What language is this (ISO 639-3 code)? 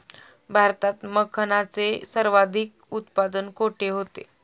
mar